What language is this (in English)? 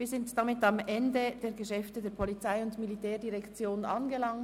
Swiss German